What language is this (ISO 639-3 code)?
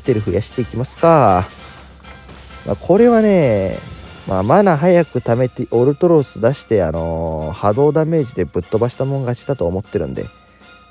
jpn